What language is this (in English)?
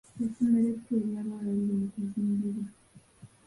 Ganda